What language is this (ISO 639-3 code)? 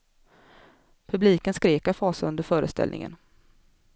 swe